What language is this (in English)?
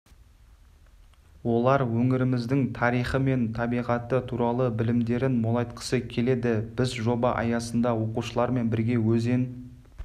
Kazakh